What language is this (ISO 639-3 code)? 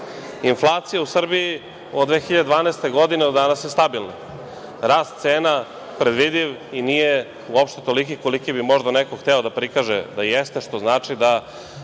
srp